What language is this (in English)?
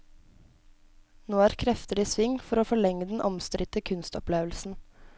Norwegian